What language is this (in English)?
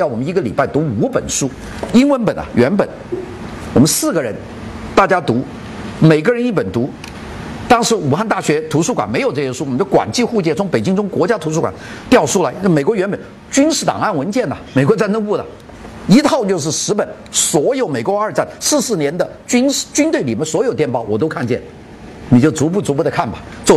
Chinese